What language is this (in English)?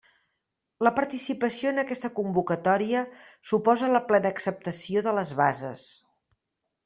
Catalan